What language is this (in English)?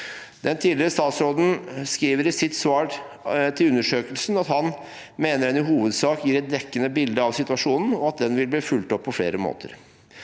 Norwegian